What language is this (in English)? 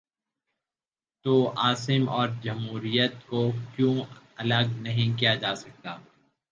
Urdu